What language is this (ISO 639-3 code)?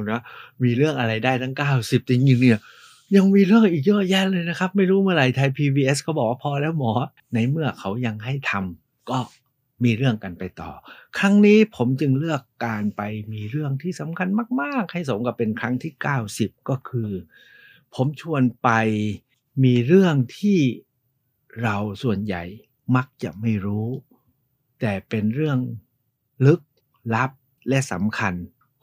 tha